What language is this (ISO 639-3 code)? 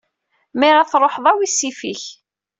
kab